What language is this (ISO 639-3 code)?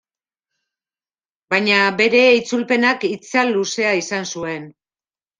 eus